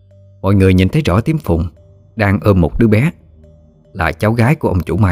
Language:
Vietnamese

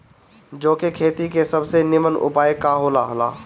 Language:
Bhojpuri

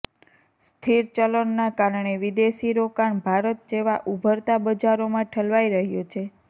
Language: Gujarati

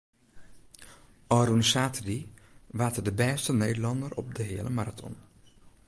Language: Western Frisian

